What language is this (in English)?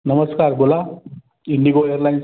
Marathi